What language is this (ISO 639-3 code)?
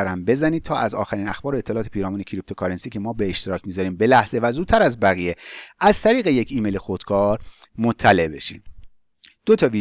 fas